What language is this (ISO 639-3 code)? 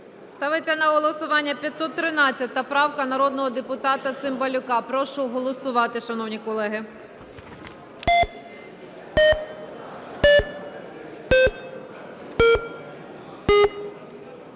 ukr